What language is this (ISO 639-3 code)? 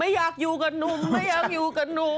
tha